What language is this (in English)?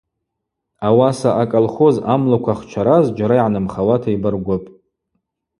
Abaza